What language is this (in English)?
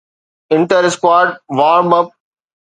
Sindhi